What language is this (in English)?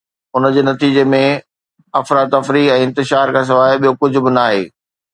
Sindhi